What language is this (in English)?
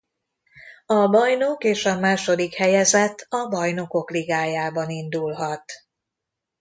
Hungarian